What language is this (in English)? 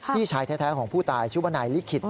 Thai